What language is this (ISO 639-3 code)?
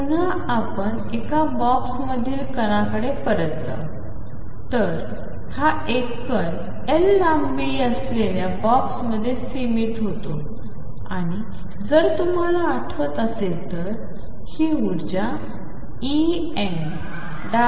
mar